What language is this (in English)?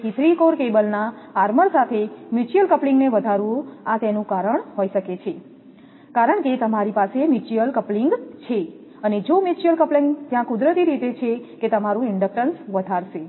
Gujarati